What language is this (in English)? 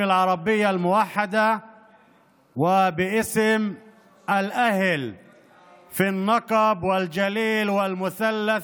Hebrew